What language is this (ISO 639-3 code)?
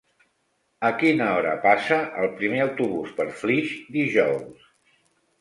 cat